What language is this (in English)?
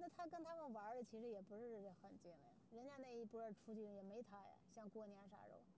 Chinese